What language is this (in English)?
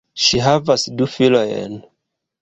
Esperanto